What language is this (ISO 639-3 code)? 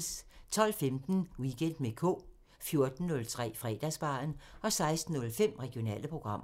dan